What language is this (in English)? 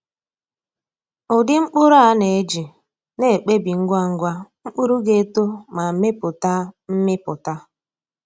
Igbo